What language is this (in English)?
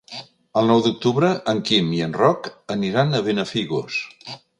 Catalan